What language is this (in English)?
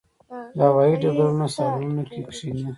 Pashto